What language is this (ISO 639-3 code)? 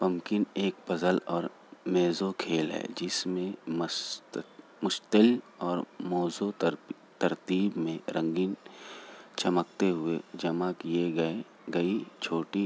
urd